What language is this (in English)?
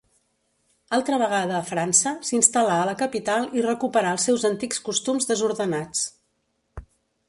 Catalan